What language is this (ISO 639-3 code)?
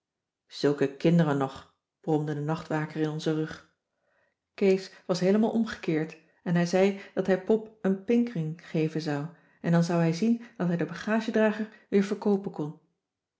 nld